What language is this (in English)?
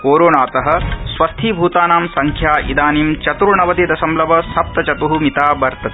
Sanskrit